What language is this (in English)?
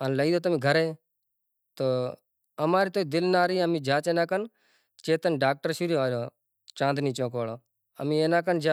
Kachi Koli